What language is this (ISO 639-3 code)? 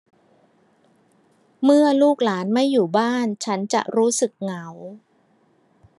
tha